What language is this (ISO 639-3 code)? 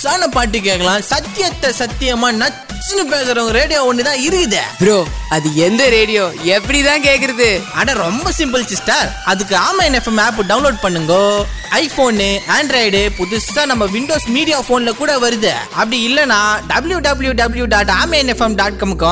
urd